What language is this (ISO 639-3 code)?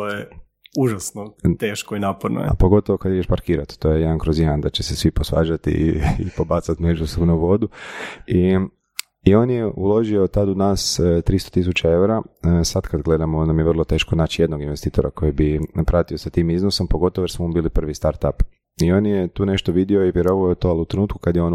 hrv